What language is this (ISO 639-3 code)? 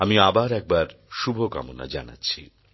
ben